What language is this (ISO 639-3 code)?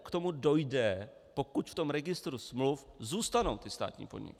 ces